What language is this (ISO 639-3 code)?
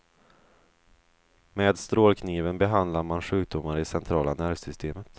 swe